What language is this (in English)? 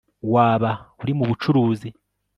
Kinyarwanda